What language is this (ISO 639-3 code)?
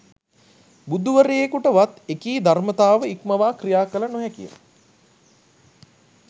sin